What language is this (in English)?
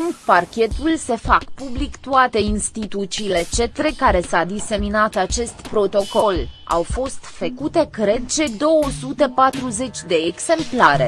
Romanian